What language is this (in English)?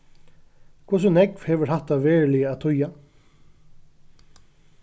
Faroese